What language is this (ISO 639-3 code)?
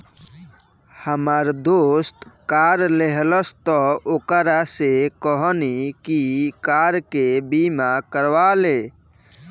bho